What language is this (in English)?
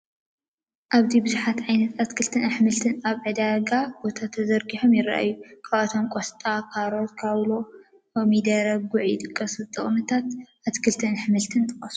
Tigrinya